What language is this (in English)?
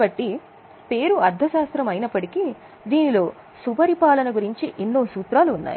Telugu